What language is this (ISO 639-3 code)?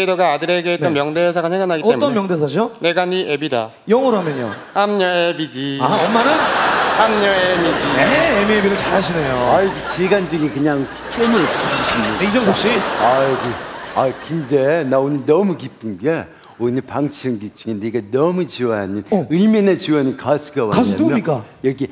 kor